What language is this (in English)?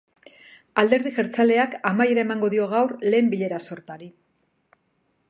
Basque